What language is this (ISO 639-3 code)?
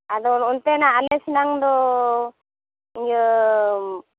sat